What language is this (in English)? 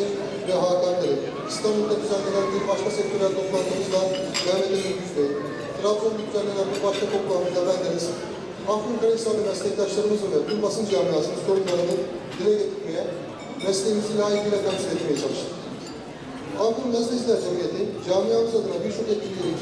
Turkish